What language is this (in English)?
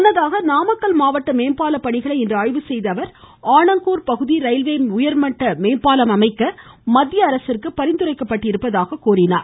Tamil